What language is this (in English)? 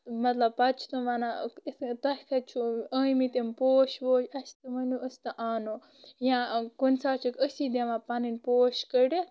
Kashmiri